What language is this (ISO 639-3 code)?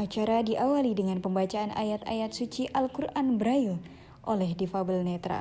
ind